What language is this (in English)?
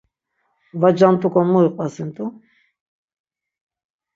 Laz